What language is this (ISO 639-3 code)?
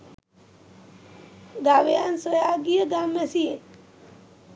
sin